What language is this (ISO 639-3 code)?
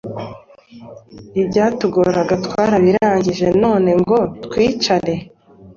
kin